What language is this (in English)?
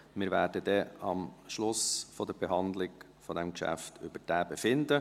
Swiss German